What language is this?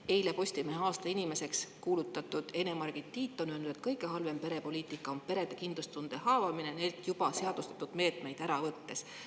Estonian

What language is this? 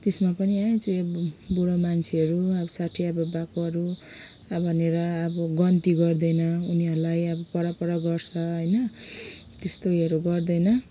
Nepali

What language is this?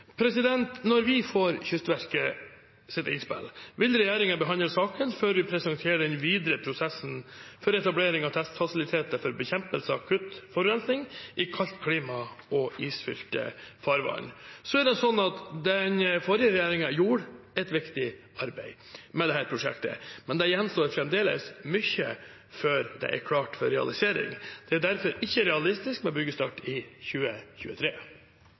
Norwegian Bokmål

